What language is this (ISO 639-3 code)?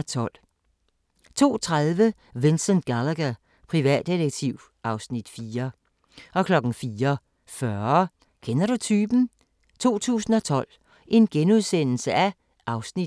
dan